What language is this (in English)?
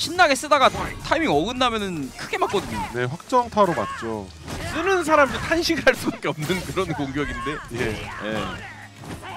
Korean